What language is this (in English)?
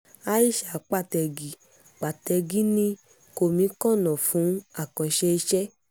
Yoruba